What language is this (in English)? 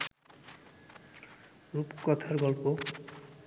Bangla